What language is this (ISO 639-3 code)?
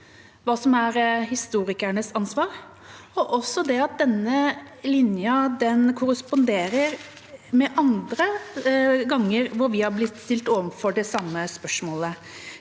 nor